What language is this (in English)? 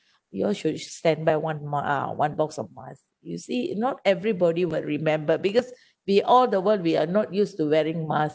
English